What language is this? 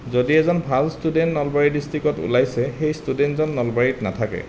Assamese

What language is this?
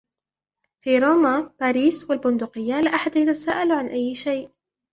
Arabic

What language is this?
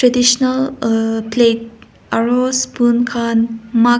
Naga Pidgin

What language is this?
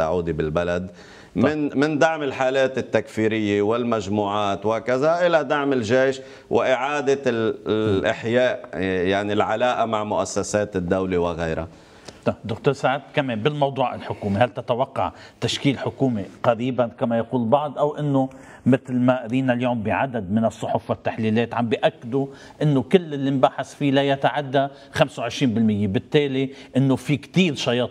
Arabic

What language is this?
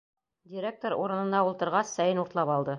Bashkir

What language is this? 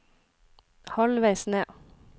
Norwegian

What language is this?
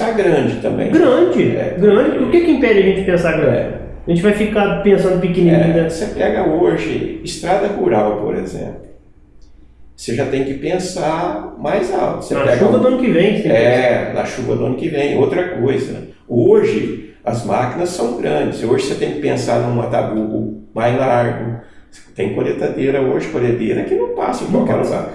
Portuguese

